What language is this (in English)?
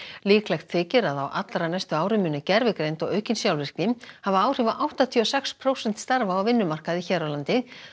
Icelandic